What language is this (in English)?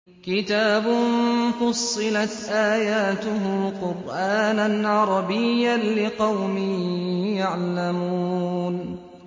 Arabic